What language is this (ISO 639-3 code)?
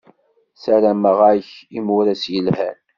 kab